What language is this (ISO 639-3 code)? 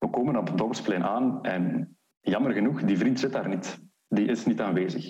nld